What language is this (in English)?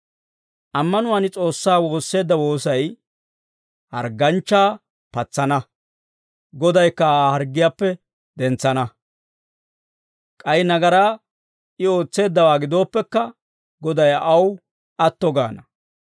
Dawro